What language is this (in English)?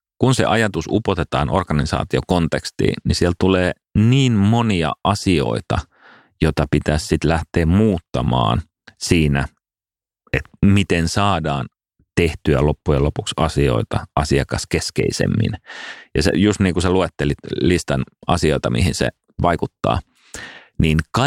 Finnish